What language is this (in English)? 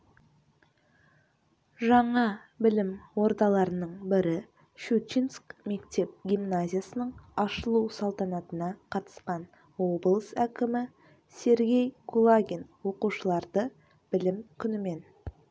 Kazakh